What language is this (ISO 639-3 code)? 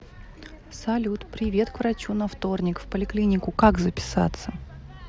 rus